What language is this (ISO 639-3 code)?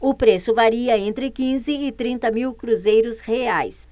por